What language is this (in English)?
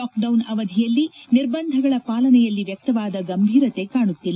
Kannada